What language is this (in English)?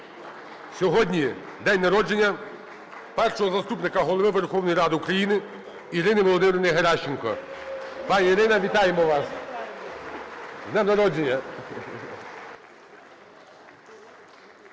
Ukrainian